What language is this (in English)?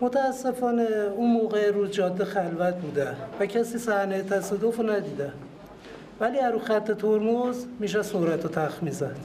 Persian